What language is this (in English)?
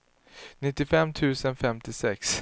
Swedish